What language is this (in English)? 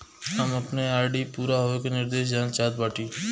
Bhojpuri